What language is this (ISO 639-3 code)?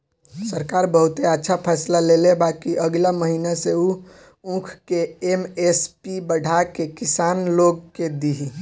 bho